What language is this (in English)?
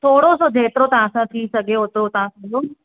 Sindhi